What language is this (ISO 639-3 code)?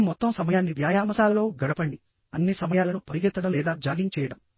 tel